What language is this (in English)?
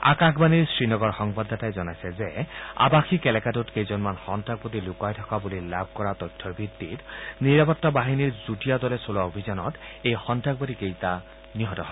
Assamese